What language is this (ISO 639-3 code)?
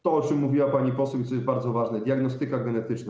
pol